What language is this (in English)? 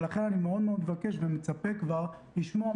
Hebrew